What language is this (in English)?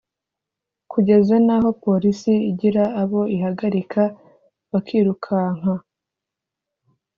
Kinyarwanda